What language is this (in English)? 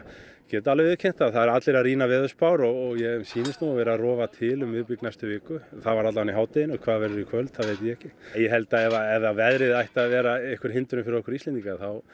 Icelandic